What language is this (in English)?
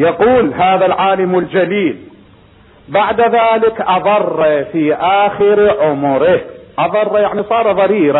Arabic